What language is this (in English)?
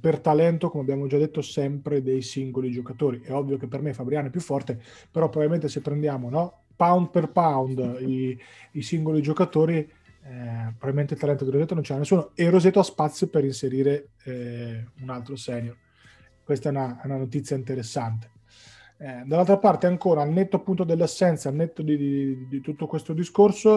Italian